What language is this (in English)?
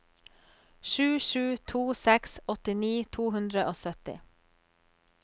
Norwegian